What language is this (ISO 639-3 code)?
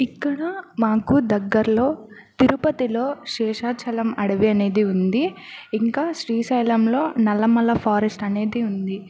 tel